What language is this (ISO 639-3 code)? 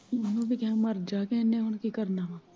pan